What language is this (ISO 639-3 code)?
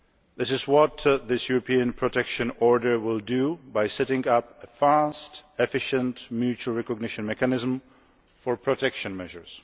eng